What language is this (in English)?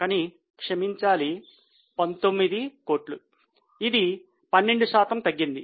Telugu